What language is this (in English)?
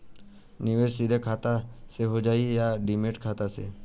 Bhojpuri